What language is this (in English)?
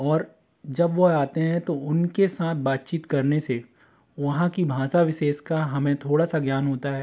Hindi